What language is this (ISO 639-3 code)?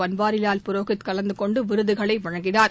tam